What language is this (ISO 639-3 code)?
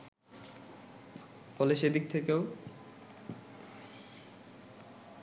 ben